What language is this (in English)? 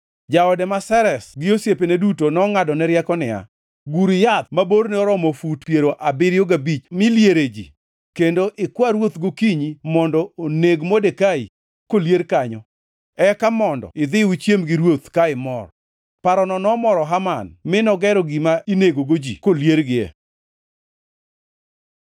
Luo (Kenya and Tanzania)